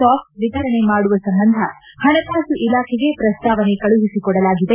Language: Kannada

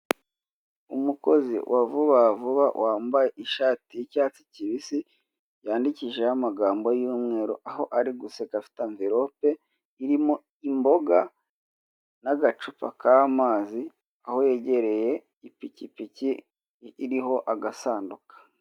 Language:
Kinyarwanda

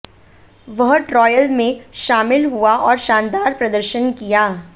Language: Hindi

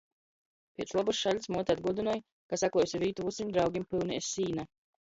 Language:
Latgalian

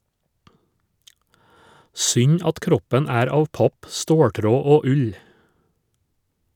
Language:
Norwegian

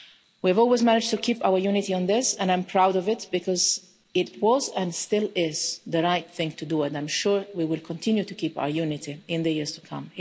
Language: English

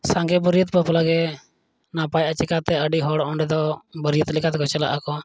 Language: Santali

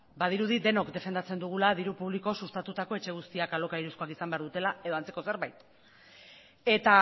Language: Basque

